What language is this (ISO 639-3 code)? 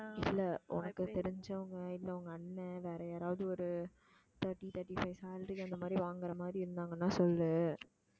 tam